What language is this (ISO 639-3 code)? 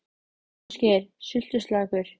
isl